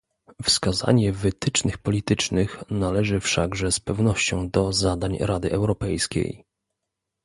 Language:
Polish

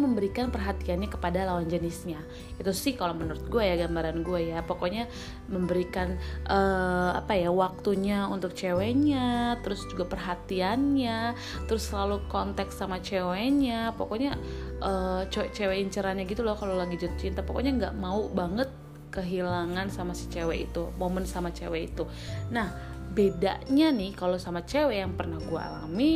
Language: Indonesian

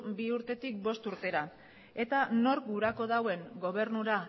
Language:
Basque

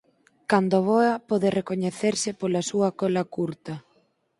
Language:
Galician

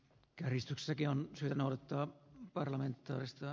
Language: Finnish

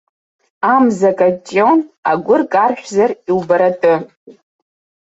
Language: Abkhazian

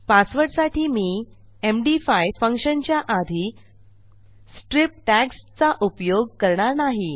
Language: Marathi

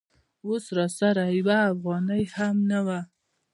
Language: Pashto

